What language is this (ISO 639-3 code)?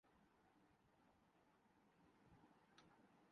urd